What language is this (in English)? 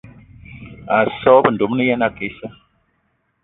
Eton (Cameroon)